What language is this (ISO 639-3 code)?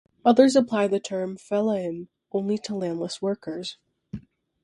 eng